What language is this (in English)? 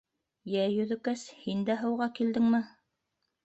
Bashkir